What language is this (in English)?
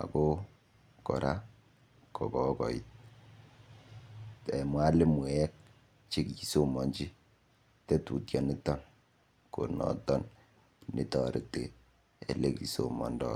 Kalenjin